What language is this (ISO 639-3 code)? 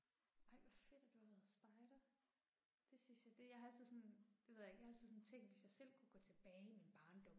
dan